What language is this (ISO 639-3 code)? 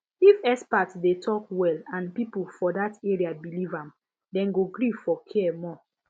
pcm